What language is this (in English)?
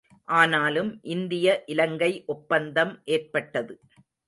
Tamil